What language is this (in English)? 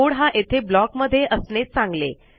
Marathi